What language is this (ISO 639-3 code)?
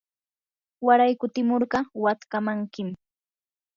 qur